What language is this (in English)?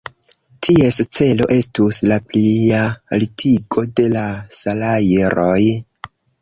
Esperanto